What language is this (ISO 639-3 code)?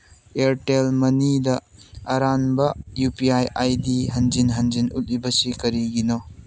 mni